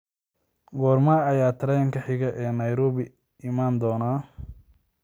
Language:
Somali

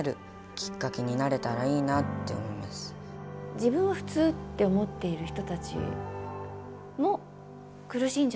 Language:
Japanese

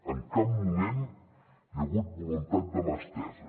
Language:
Catalan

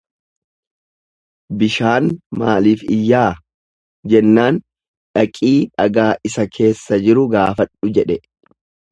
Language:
Oromo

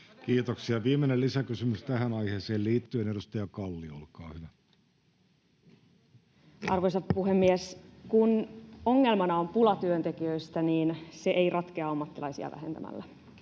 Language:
Finnish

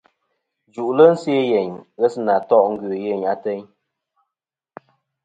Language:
Kom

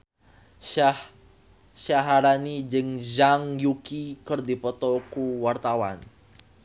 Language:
Sundanese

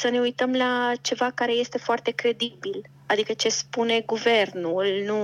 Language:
Romanian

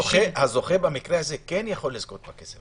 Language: Hebrew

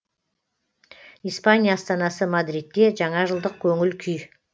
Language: Kazakh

